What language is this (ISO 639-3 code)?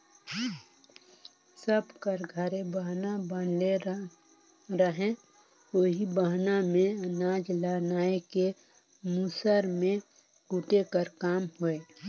hne